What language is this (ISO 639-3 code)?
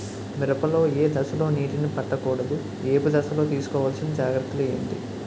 tel